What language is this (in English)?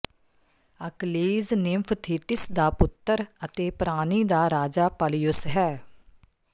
Punjabi